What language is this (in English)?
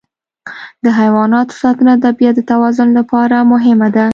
Pashto